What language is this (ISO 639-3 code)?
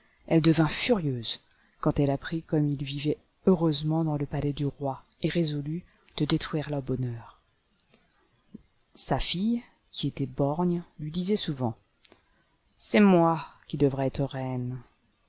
fra